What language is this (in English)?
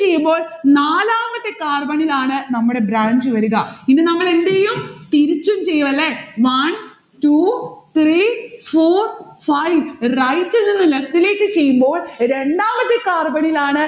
Malayalam